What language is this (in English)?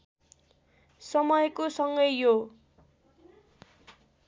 Nepali